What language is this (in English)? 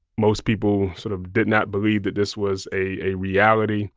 English